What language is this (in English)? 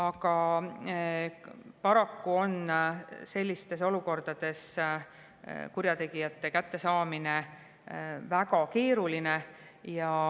Estonian